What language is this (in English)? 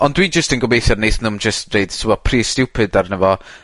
Welsh